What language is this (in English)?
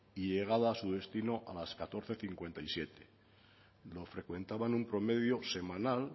Spanish